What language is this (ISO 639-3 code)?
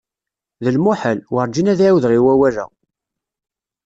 kab